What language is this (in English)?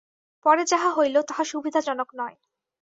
Bangla